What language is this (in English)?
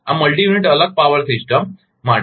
Gujarati